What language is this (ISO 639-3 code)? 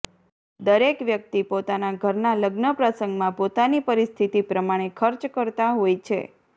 guj